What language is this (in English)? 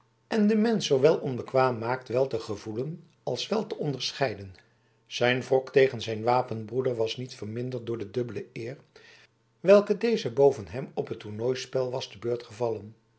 Dutch